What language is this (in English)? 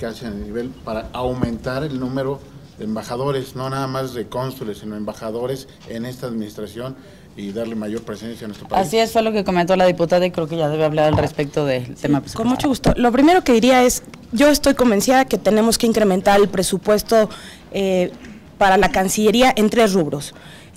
Spanish